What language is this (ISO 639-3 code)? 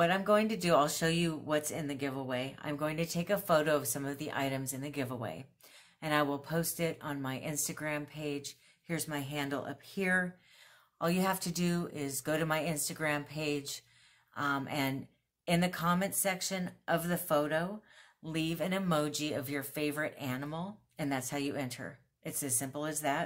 eng